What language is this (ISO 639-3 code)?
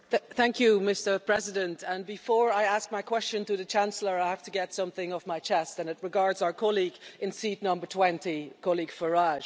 eng